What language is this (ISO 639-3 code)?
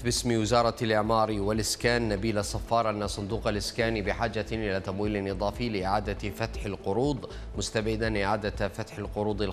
ara